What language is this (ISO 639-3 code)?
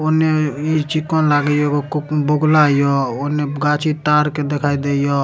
mai